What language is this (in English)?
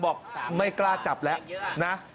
Thai